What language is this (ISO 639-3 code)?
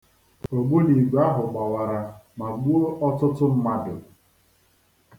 ibo